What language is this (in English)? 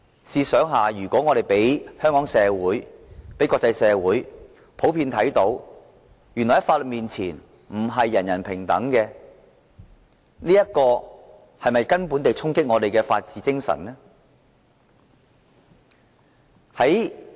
Cantonese